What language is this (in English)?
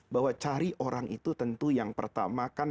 Indonesian